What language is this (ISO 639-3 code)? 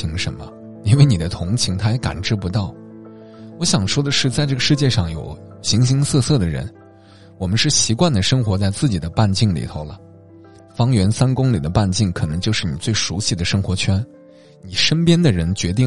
zho